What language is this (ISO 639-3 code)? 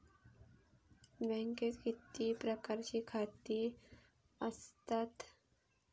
mar